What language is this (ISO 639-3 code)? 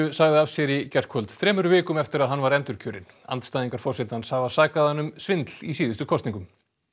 isl